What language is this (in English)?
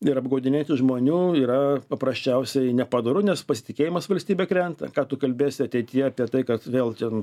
Lithuanian